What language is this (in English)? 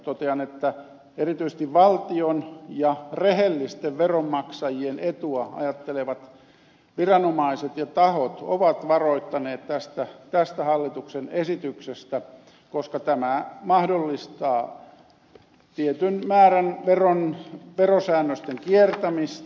Finnish